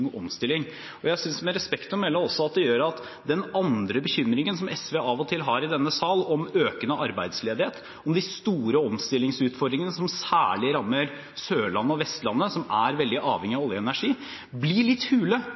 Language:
Norwegian Bokmål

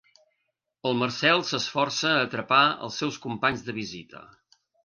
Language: Catalan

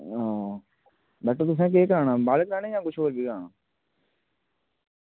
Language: Dogri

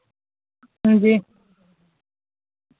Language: Dogri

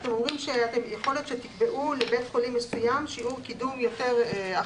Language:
Hebrew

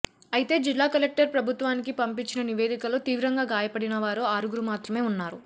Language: Telugu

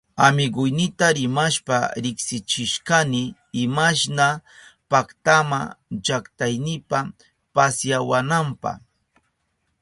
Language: Southern Pastaza Quechua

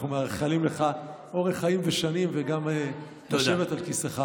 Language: Hebrew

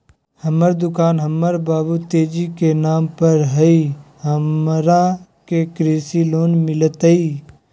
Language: Magahi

